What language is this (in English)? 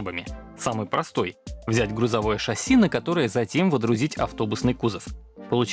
Russian